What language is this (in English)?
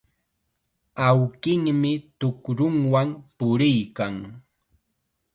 Chiquián Ancash Quechua